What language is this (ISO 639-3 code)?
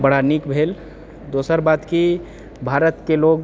mai